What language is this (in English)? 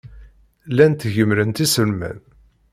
Kabyle